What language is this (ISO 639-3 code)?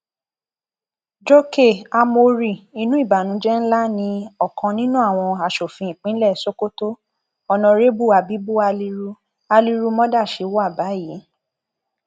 yor